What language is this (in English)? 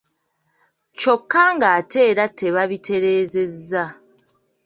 Ganda